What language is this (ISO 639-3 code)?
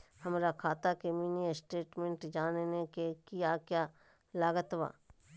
mag